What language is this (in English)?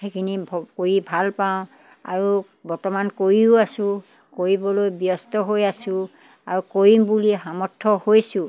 Assamese